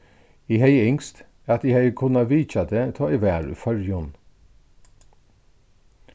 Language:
Faroese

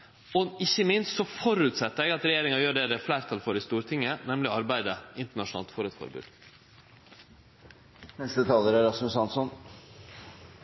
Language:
Norwegian Nynorsk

